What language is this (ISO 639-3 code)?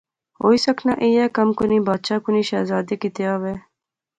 phr